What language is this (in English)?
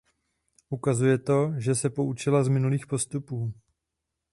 Czech